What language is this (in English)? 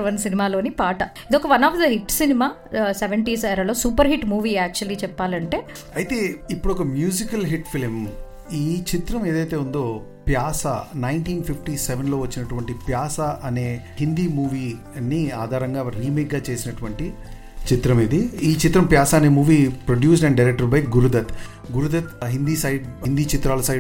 Telugu